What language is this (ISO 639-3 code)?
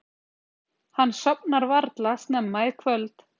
isl